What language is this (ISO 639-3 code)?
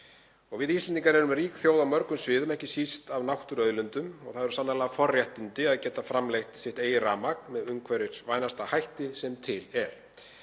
isl